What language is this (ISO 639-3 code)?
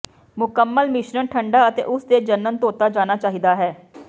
pan